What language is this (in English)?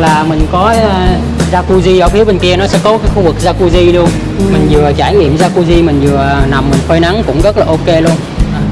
Vietnamese